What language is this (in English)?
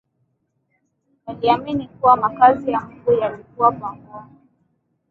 Swahili